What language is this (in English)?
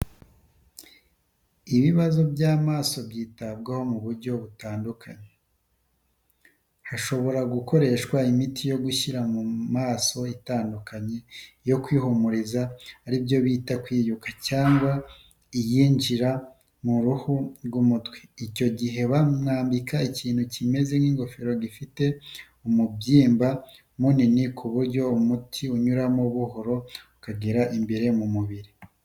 Kinyarwanda